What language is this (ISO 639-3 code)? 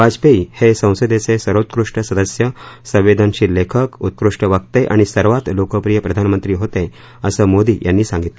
mar